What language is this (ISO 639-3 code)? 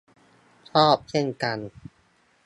tha